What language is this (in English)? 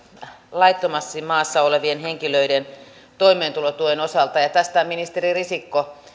Finnish